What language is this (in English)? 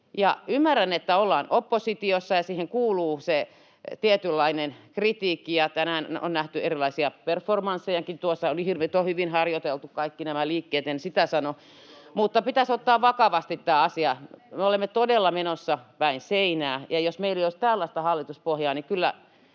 Finnish